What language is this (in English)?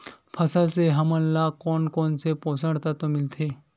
Chhattisgarhi